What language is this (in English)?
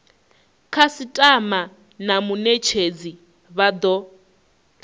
Venda